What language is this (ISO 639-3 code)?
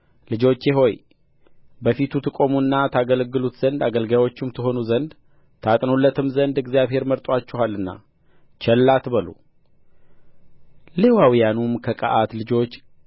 amh